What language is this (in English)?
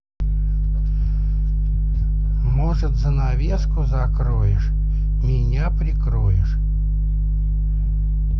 Russian